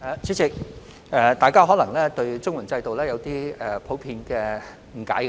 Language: Cantonese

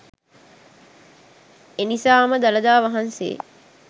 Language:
Sinhala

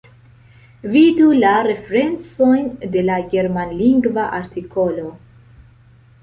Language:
Esperanto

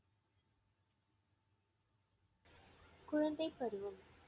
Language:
Tamil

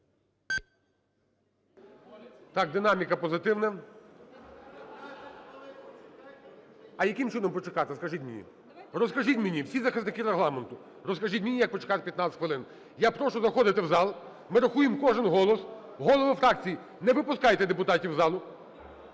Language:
Ukrainian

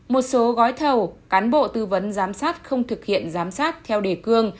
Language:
Vietnamese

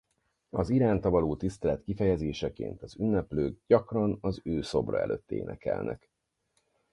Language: Hungarian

